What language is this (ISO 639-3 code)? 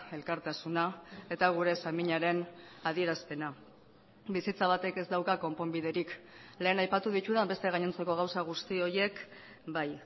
eus